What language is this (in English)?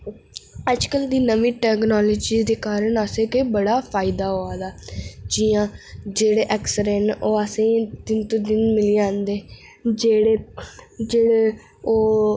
Dogri